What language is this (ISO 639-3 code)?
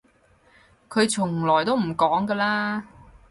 yue